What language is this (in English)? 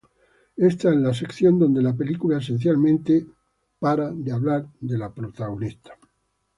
Spanish